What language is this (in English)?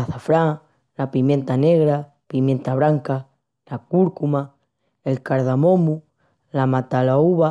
Extremaduran